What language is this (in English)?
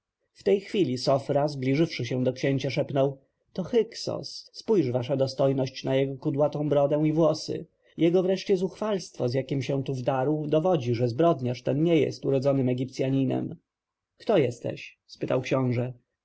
Polish